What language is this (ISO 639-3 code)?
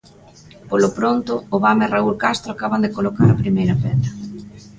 glg